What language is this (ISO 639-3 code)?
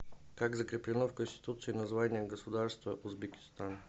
rus